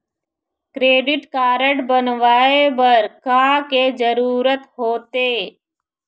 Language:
Chhattisgarhi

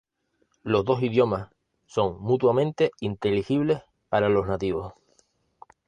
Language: Spanish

